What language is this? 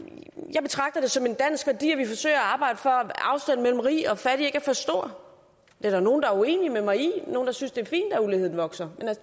Danish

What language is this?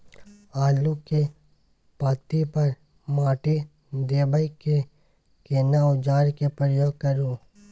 Maithili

